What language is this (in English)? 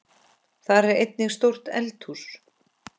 Icelandic